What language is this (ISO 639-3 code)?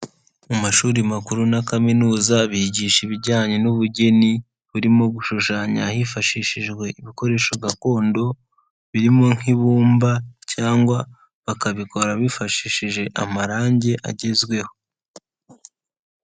kin